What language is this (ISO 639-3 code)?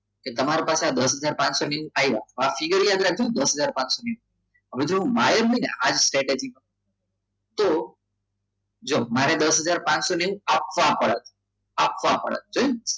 guj